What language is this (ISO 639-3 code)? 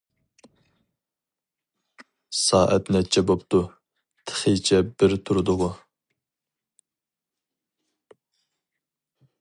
uig